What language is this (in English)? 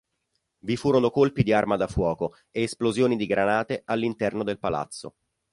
Italian